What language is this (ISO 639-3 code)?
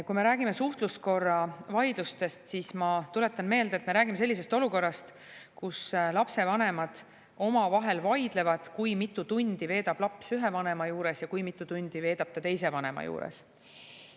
est